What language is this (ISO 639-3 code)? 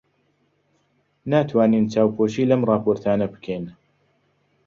ckb